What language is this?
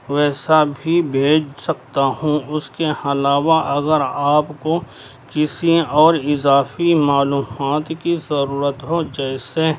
Urdu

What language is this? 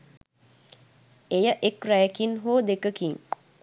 Sinhala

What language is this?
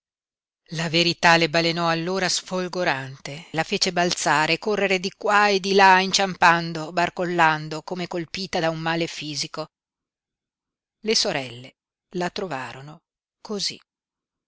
Italian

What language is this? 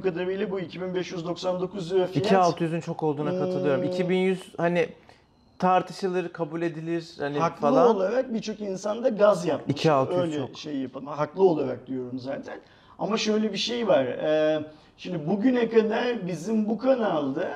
Turkish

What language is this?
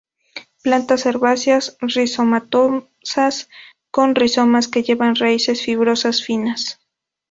Spanish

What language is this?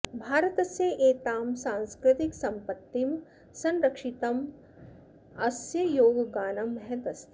Sanskrit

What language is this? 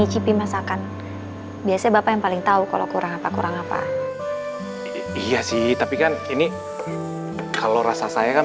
Indonesian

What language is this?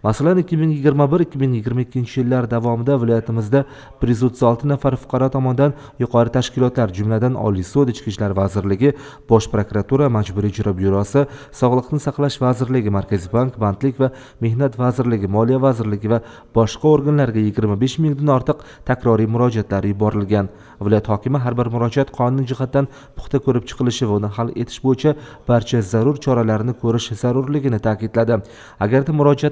Turkish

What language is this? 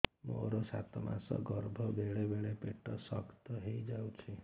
Odia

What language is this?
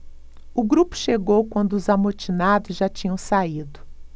Portuguese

